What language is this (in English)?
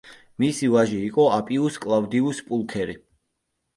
Georgian